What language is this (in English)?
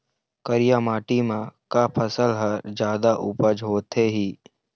Chhattisgarhi